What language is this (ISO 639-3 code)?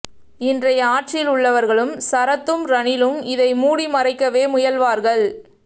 tam